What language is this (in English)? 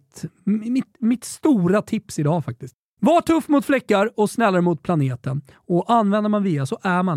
Swedish